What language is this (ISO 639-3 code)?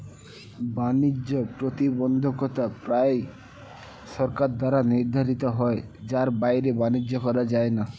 ben